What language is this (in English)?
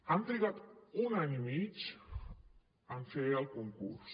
Catalan